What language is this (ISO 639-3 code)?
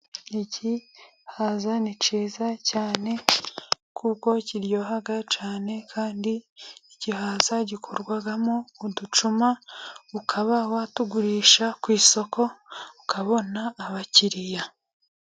kin